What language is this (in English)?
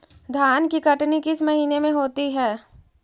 Magahi